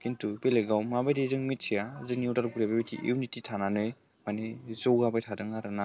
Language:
Bodo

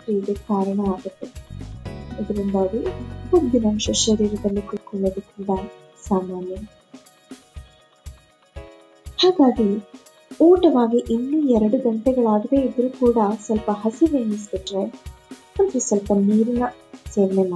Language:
Kannada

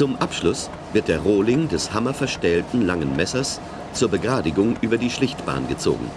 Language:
German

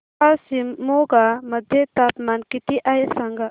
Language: Marathi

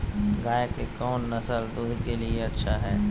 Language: Magahi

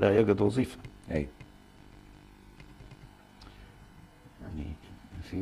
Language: Arabic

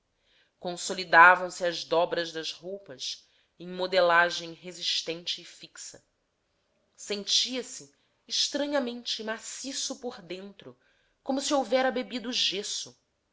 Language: Portuguese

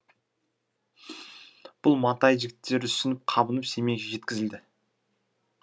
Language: Kazakh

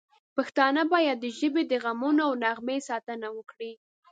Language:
Pashto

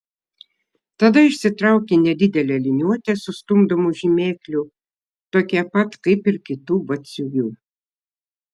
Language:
Lithuanian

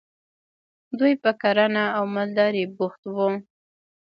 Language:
Pashto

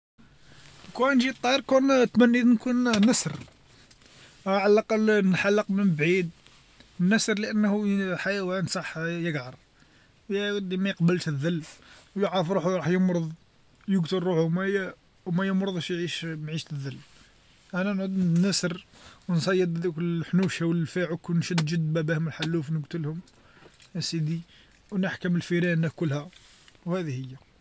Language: Algerian Arabic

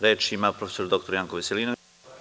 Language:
Serbian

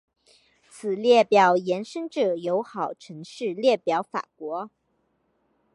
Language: Chinese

